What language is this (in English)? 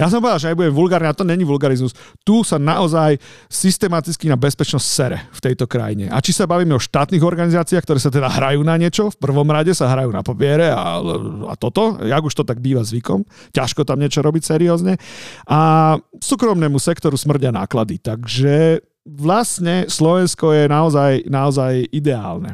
Slovak